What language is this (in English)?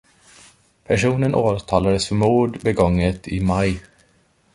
Swedish